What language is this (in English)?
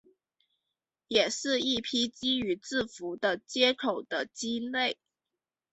Chinese